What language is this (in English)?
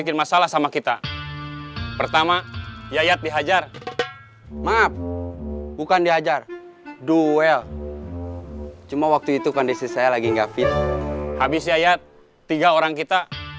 Indonesian